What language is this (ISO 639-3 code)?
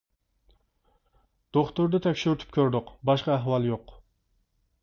uig